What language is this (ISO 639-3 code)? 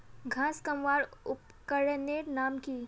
mag